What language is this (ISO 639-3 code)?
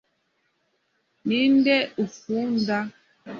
kin